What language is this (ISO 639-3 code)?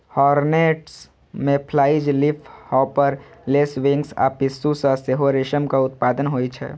mai